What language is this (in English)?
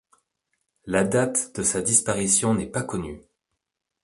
French